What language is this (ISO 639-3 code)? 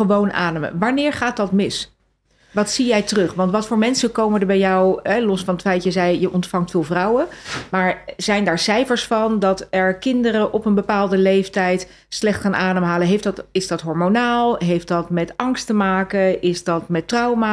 nld